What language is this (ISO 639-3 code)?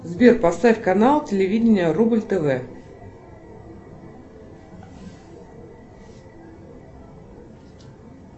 rus